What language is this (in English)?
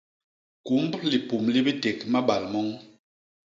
Basaa